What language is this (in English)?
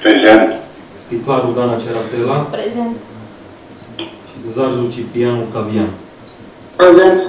Romanian